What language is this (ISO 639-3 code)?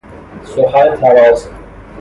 fas